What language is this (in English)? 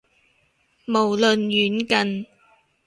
Cantonese